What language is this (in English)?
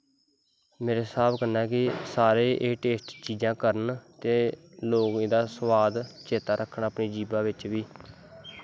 Dogri